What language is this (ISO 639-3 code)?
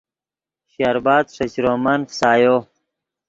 ydg